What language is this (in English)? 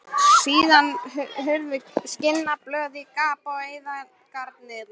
Icelandic